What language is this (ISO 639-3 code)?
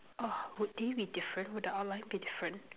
eng